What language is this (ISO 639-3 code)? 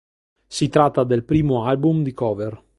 ita